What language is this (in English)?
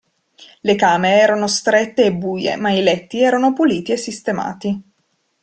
Italian